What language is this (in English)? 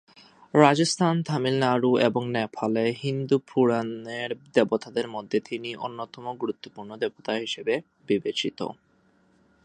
Bangla